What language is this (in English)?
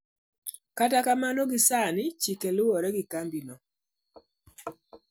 Luo (Kenya and Tanzania)